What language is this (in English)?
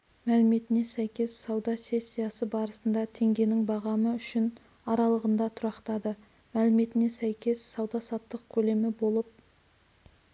Kazakh